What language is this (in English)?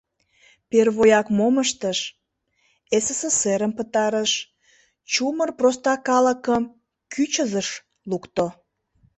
Mari